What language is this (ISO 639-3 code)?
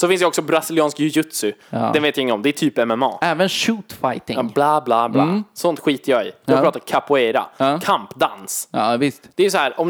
swe